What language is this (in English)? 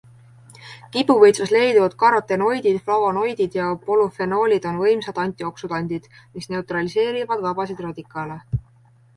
Estonian